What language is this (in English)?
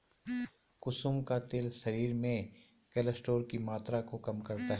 Hindi